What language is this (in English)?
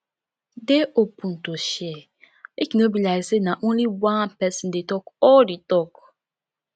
Nigerian Pidgin